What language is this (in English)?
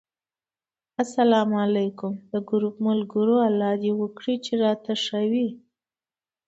Pashto